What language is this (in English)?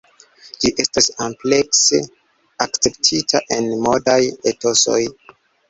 Esperanto